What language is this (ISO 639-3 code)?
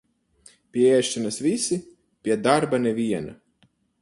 lav